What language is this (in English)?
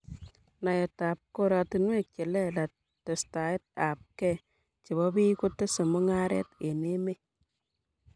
Kalenjin